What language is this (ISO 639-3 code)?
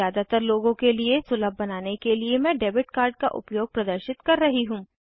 hin